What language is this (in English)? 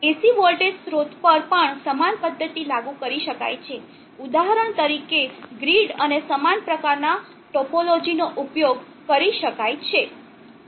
Gujarati